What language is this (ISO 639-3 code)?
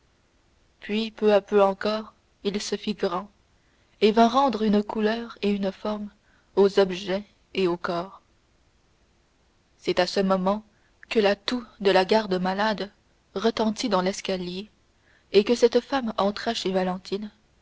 fra